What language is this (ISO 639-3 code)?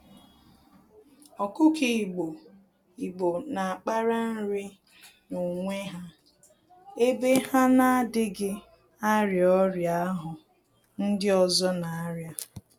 ibo